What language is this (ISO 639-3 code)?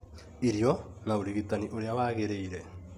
kik